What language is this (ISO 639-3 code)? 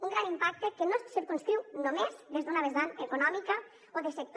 cat